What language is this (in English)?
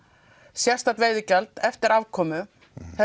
Icelandic